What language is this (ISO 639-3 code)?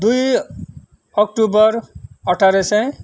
nep